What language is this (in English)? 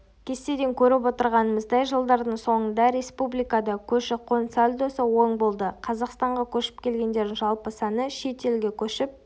Kazakh